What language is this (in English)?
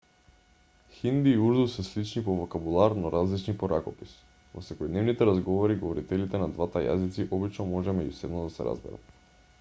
Macedonian